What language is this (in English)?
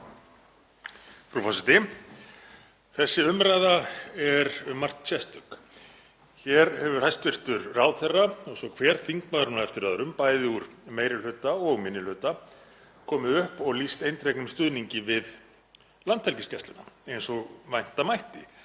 Icelandic